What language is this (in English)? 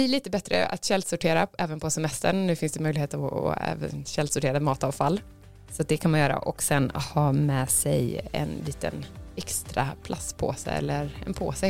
Swedish